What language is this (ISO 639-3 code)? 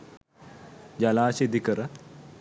sin